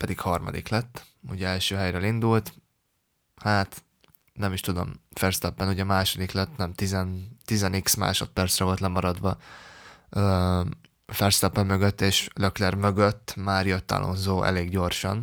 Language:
Hungarian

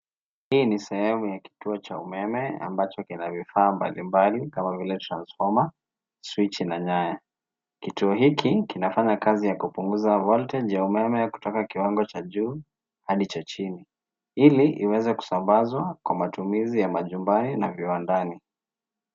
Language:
Swahili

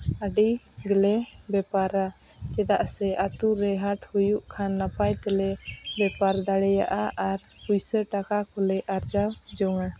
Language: Santali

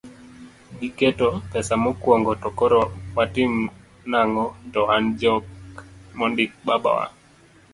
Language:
Luo (Kenya and Tanzania)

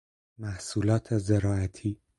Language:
Persian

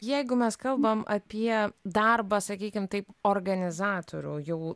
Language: Lithuanian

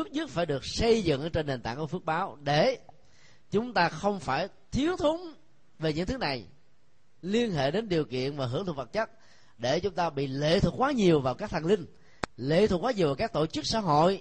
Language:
Vietnamese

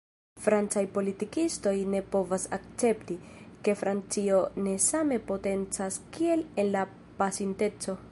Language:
Esperanto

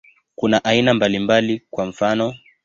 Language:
Swahili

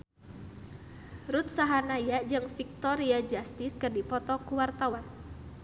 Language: Sundanese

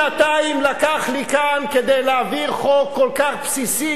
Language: Hebrew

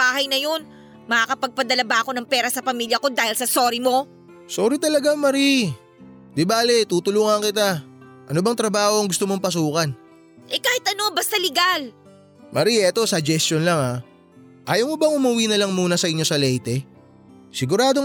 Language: Filipino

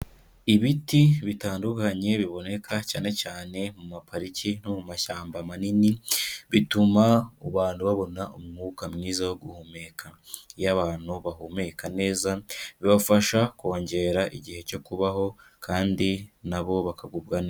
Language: Kinyarwanda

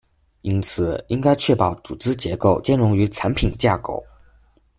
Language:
Chinese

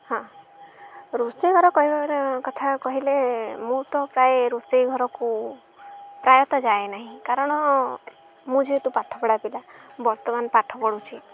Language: Odia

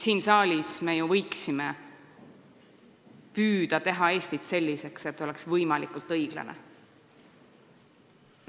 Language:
Estonian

